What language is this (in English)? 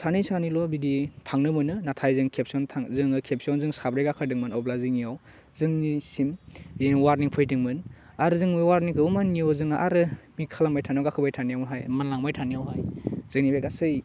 Bodo